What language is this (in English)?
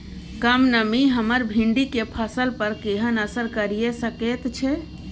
Maithili